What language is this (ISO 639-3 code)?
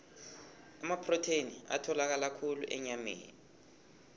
nbl